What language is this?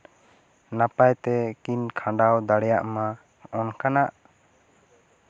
Santali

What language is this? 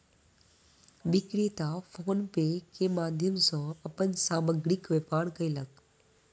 Maithili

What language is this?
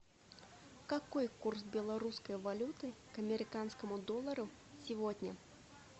Russian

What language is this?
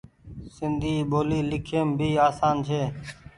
Goaria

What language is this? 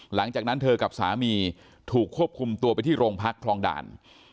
Thai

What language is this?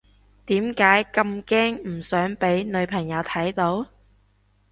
Cantonese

